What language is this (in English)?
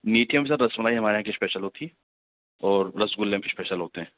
Urdu